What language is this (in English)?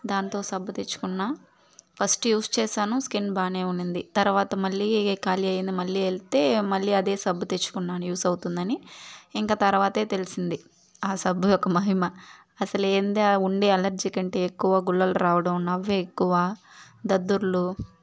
Telugu